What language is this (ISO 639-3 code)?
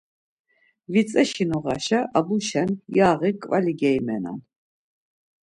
lzz